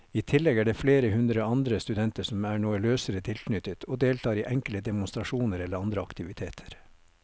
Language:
Norwegian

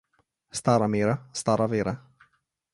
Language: Slovenian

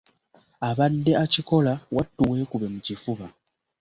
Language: Ganda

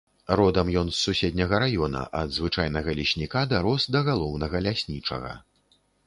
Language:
Belarusian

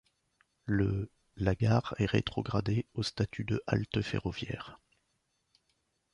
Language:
French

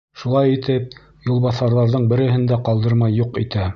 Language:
Bashkir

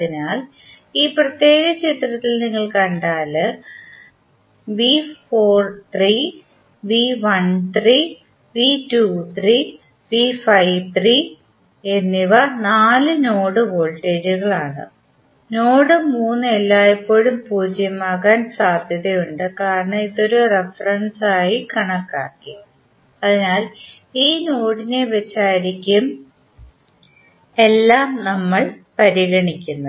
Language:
Malayalam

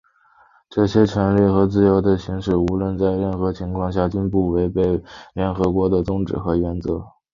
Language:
Chinese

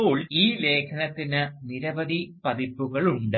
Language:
Malayalam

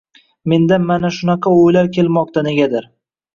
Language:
Uzbek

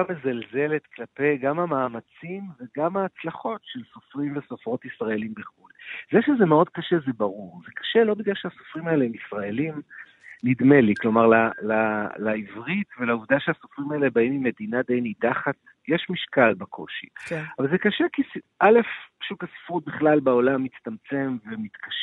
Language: Hebrew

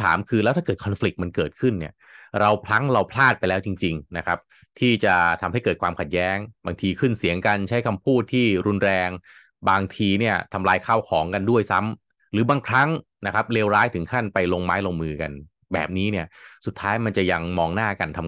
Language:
Thai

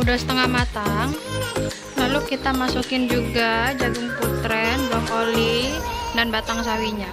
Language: Indonesian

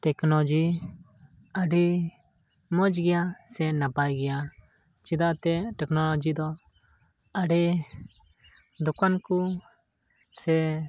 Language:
Santali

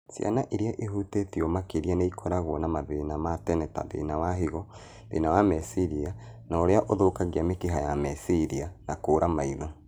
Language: Kikuyu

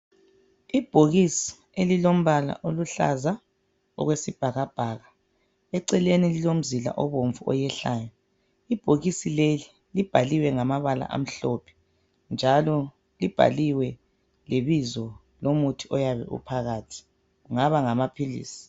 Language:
North Ndebele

